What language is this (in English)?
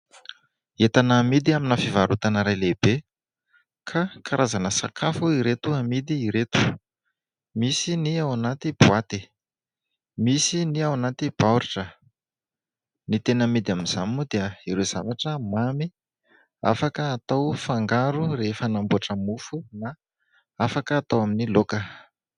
Malagasy